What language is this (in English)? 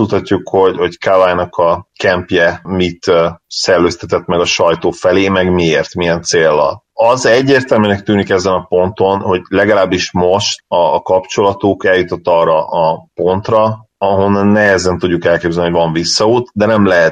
Hungarian